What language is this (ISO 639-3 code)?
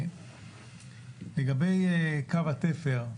heb